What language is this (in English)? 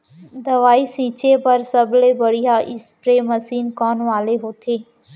Chhattisgarhi